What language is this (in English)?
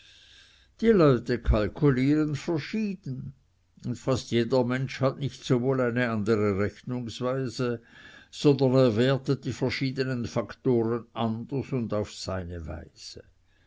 German